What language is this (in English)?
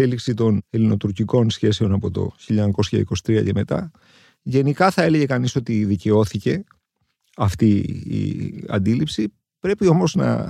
Greek